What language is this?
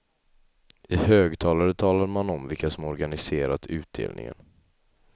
Swedish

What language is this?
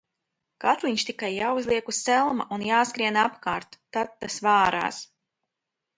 Latvian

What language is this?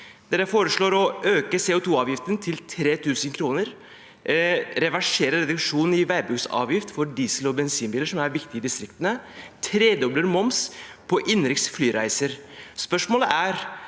Norwegian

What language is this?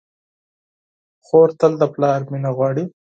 Pashto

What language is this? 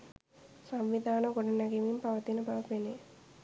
Sinhala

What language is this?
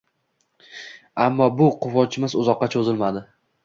Uzbek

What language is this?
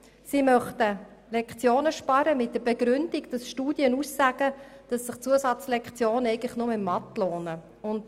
Swiss German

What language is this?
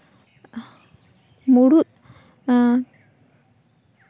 Santali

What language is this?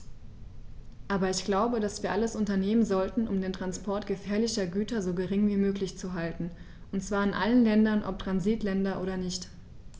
German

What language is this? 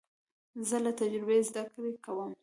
Pashto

